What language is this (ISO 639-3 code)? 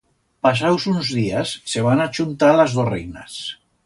arg